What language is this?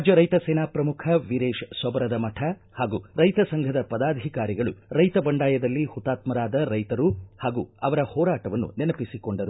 Kannada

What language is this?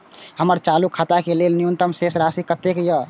Maithili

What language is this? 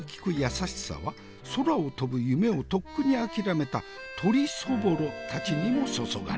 Japanese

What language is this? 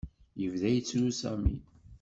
Kabyle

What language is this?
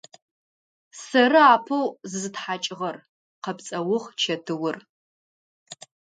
Adyghe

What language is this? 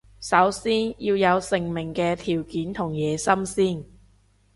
Cantonese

